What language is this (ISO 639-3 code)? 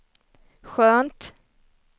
swe